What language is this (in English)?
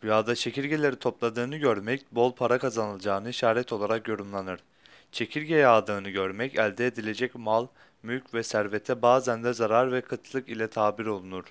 Turkish